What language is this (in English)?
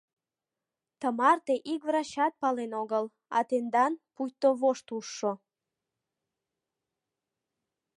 Mari